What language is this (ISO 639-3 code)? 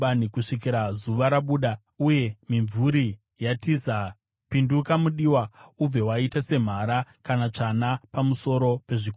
sna